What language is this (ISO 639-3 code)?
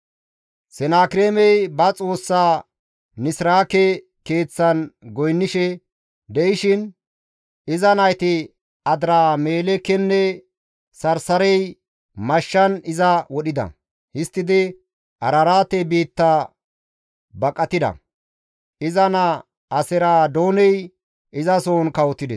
gmv